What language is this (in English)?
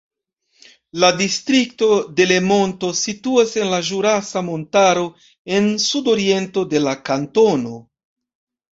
Esperanto